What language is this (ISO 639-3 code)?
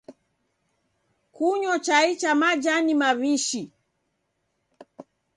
dav